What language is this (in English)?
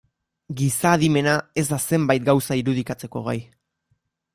Basque